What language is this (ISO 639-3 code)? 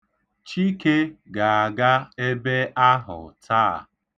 ibo